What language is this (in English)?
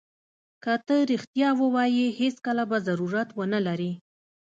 Pashto